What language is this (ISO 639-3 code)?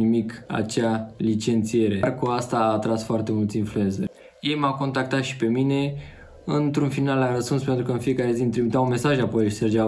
ron